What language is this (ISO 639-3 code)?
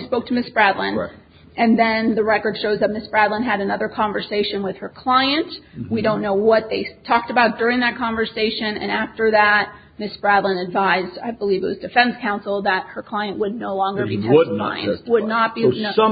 eng